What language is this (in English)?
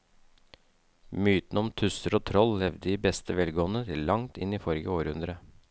Norwegian